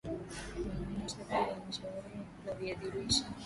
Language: Swahili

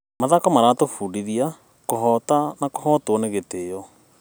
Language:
Kikuyu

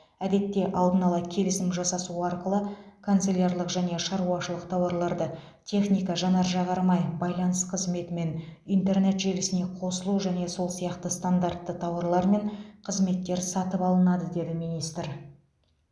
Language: Kazakh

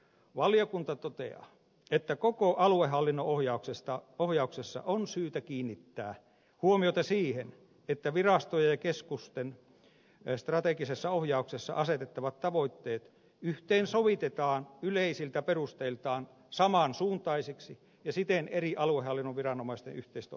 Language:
Finnish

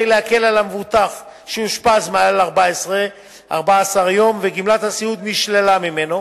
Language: Hebrew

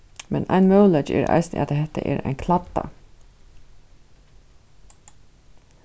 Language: Faroese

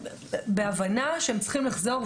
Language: Hebrew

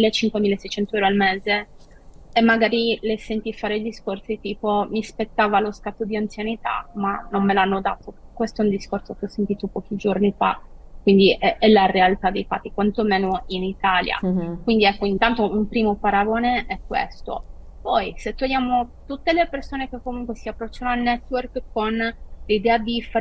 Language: Italian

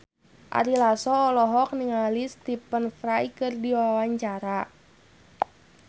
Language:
Sundanese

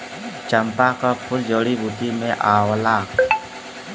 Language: Bhojpuri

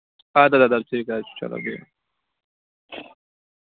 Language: Kashmiri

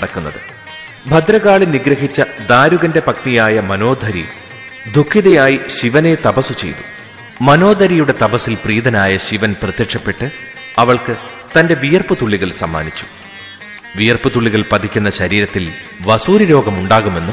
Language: Malayalam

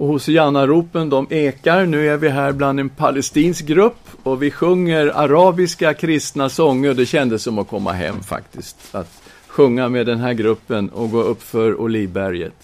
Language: Swedish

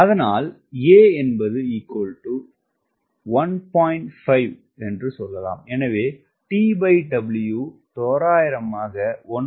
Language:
Tamil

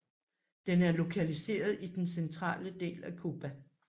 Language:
Danish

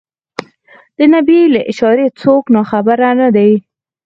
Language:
Pashto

